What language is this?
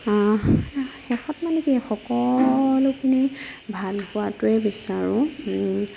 Assamese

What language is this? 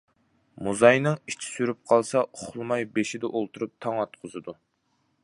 Uyghur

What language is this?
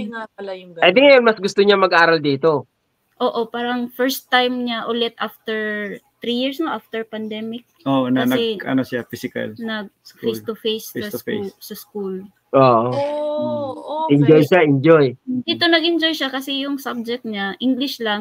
Filipino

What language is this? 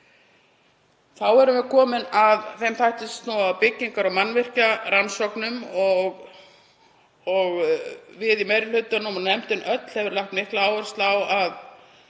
Icelandic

